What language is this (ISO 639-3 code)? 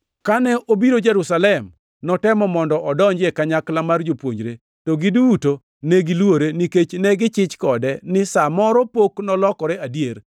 luo